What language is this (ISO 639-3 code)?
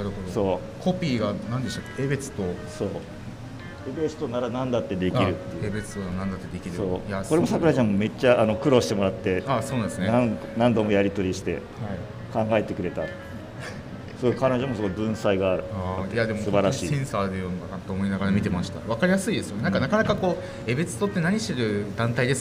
jpn